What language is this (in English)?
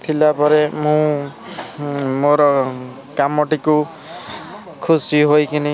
Odia